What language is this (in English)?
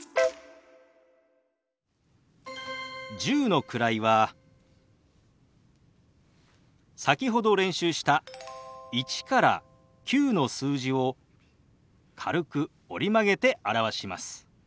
Japanese